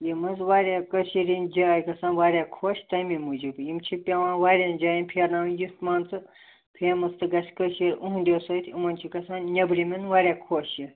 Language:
Kashmiri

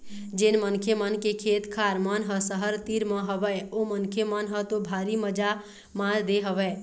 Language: Chhattisgarhi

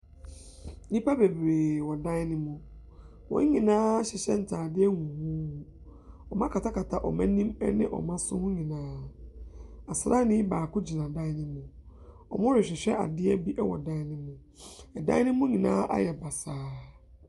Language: Akan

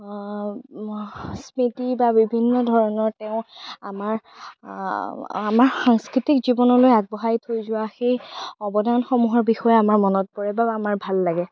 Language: Assamese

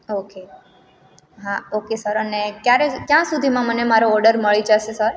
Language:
Gujarati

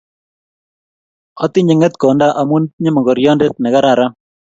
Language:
Kalenjin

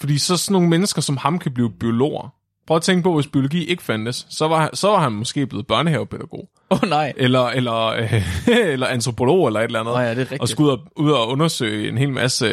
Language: Danish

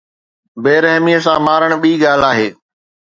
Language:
Sindhi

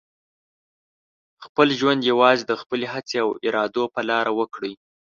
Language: Pashto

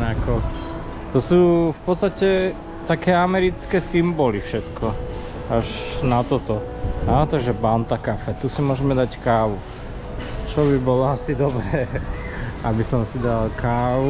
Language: Slovak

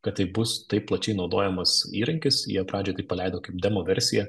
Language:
Lithuanian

